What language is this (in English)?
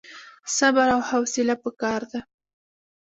Pashto